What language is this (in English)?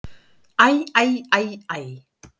Icelandic